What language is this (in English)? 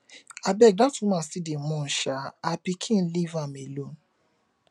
Nigerian Pidgin